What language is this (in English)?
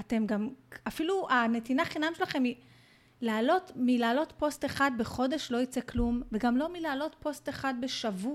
Hebrew